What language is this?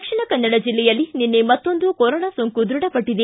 Kannada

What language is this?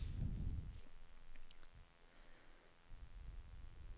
Swedish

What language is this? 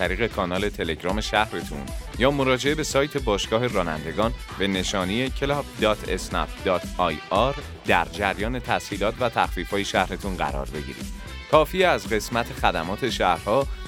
Persian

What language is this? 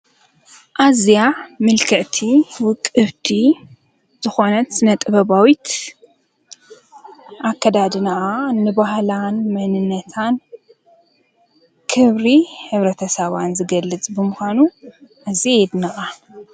Tigrinya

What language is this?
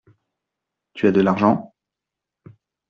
French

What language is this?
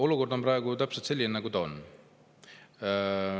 Estonian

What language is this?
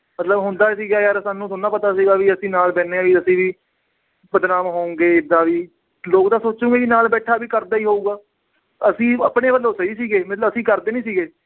Punjabi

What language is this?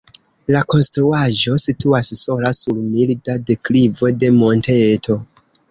Esperanto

